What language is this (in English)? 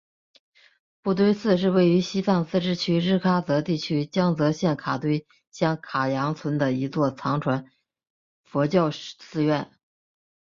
Chinese